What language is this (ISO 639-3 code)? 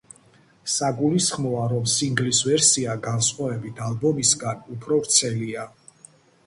kat